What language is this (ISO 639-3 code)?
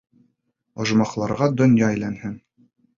bak